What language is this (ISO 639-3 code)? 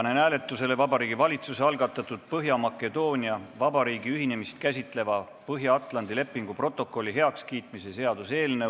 est